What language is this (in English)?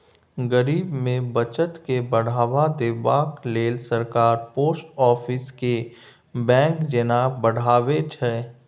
Maithili